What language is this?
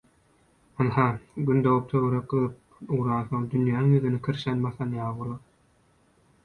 Turkmen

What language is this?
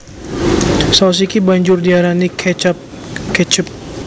Javanese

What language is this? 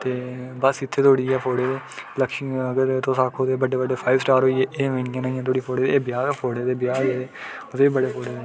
Dogri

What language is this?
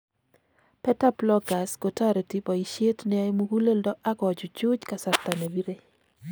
Kalenjin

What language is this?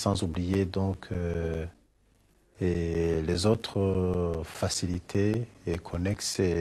Norwegian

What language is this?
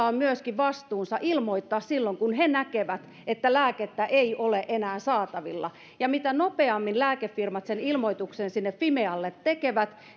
Finnish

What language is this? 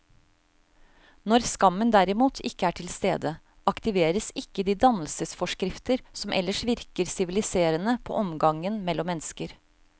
Norwegian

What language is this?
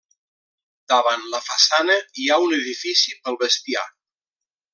Catalan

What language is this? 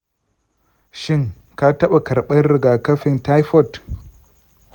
Hausa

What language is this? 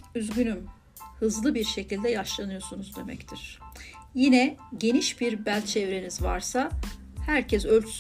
Turkish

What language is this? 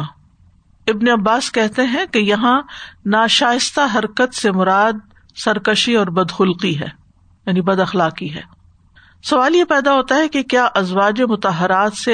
Urdu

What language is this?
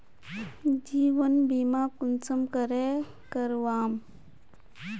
Magahi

